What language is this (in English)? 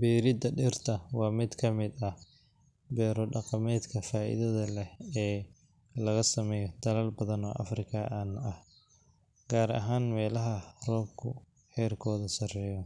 Somali